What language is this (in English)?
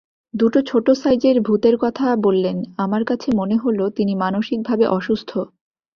Bangla